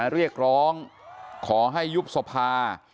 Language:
Thai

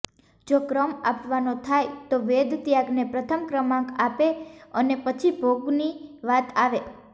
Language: Gujarati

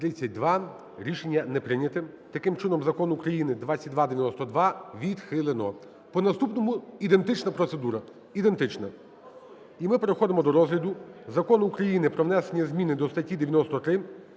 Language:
Ukrainian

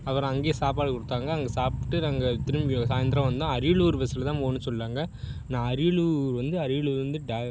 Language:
Tamil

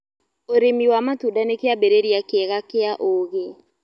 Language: Kikuyu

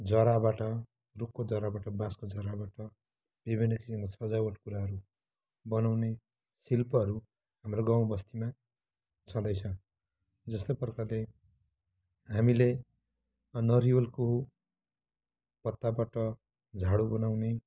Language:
Nepali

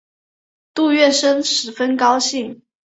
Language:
Chinese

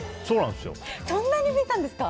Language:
Japanese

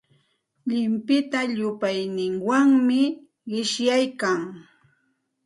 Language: Santa Ana de Tusi Pasco Quechua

